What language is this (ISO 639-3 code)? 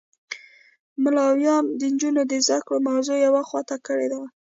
pus